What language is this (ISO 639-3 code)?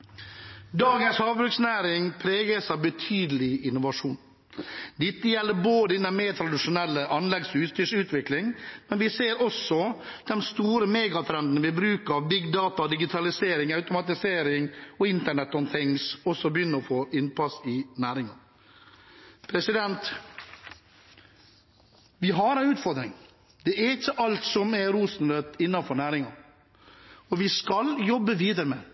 nob